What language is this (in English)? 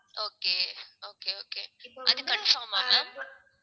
Tamil